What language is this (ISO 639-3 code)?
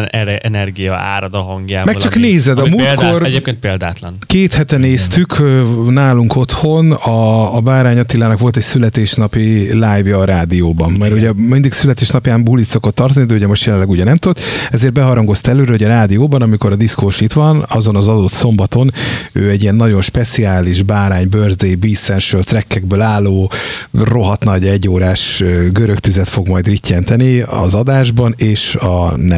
hun